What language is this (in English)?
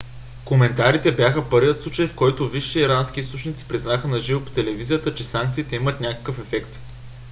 Bulgarian